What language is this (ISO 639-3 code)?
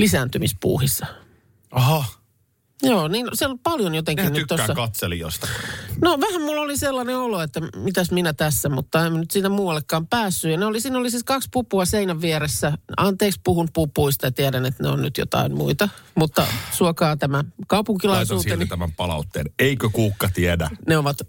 fin